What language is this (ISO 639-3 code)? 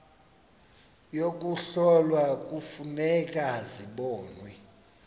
xho